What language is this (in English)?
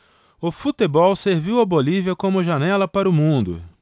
Portuguese